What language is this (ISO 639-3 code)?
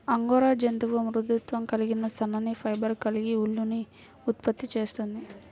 tel